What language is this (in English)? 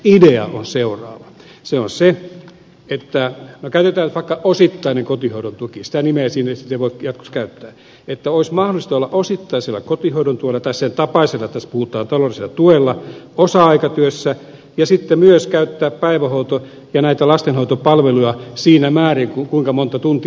Finnish